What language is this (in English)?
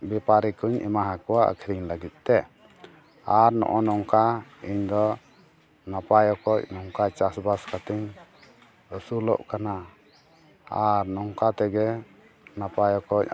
Santali